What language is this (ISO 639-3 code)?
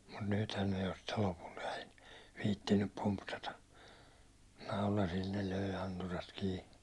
fin